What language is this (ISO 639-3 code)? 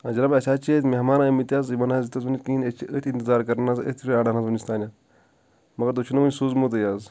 kas